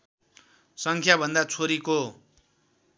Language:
Nepali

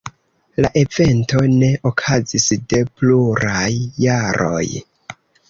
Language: Esperanto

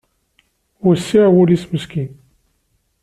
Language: Kabyle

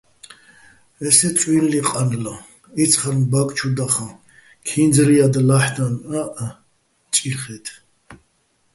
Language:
Bats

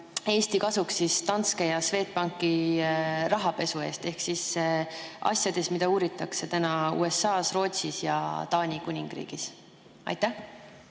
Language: Estonian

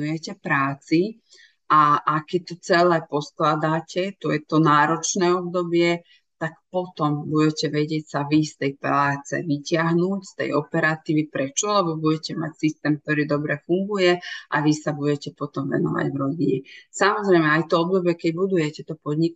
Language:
Slovak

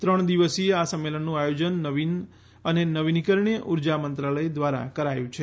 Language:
Gujarati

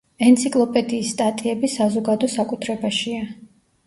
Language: Georgian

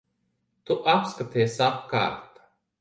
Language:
Latvian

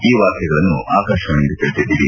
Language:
Kannada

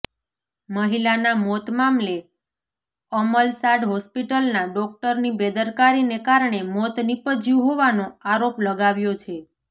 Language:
Gujarati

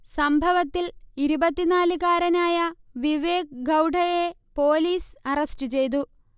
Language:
Malayalam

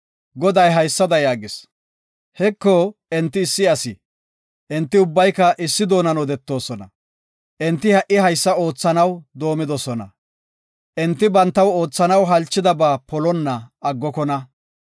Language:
Gofa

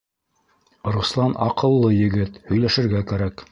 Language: Bashkir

